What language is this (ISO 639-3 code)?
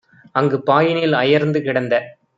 tam